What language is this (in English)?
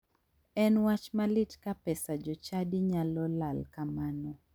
Luo (Kenya and Tanzania)